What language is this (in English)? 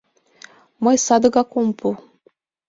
Mari